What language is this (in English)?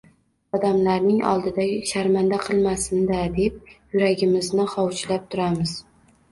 Uzbek